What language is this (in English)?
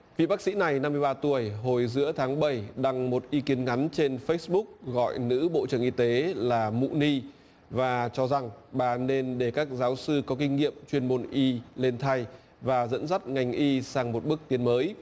Vietnamese